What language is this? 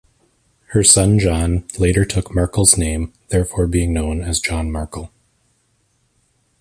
English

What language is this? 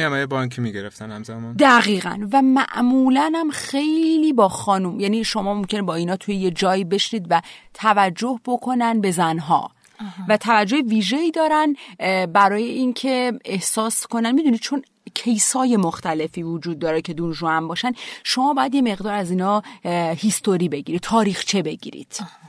Persian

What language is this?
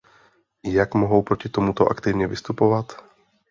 Czech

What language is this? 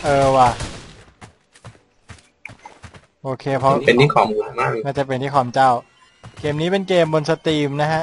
Thai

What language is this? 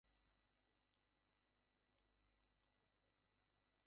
Bangla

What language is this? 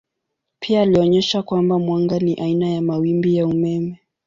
Swahili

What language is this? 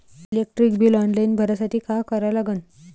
Marathi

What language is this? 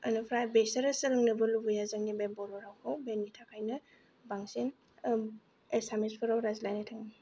Bodo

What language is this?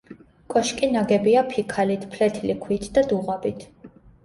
Georgian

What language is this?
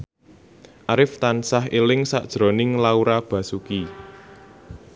Javanese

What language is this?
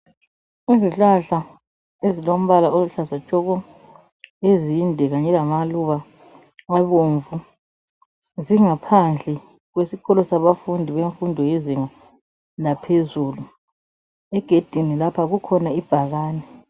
North Ndebele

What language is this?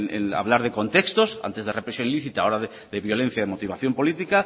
Spanish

